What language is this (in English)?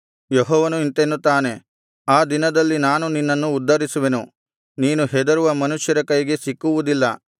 Kannada